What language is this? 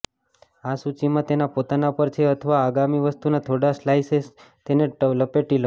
Gujarati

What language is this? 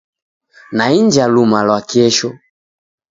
Taita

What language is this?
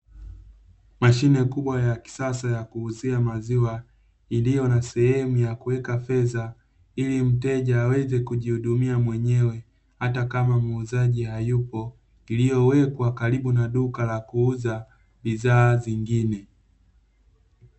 Swahili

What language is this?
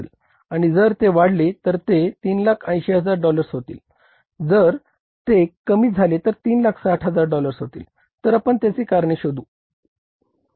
Marathi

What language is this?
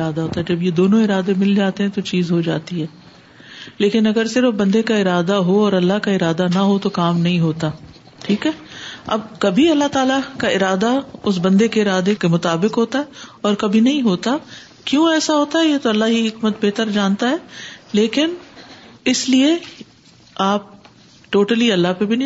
Urdu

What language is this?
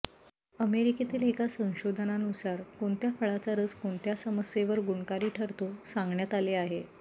Marathi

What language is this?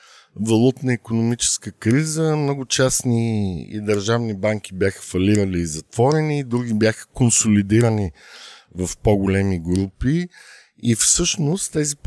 Bulgarian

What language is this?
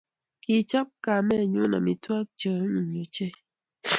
Kalenjin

